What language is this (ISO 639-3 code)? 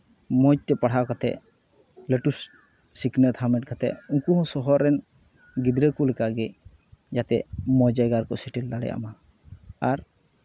sat